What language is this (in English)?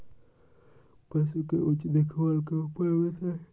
Magahi